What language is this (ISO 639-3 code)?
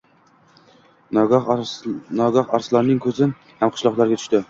uzb